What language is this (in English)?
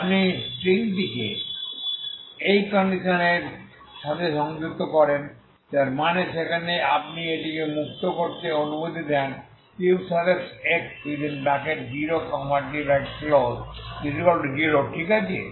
Bangla